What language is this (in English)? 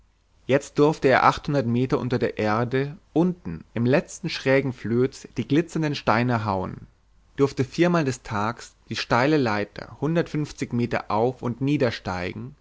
German